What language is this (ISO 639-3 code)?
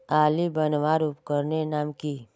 mag